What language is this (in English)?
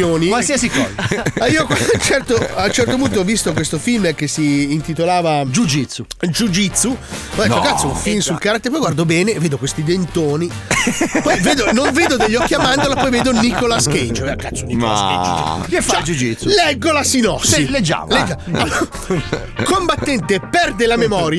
Italian